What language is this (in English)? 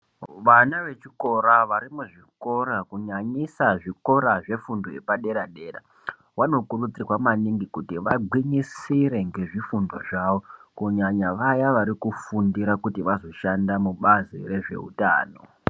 Ndau